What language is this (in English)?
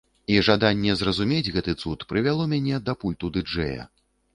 Belarusian